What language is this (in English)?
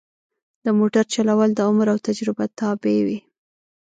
Pashto